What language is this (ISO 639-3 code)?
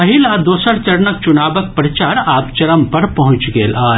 mai